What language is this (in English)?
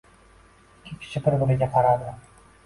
Uzbek